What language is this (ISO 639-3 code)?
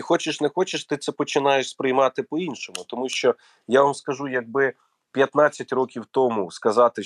ukr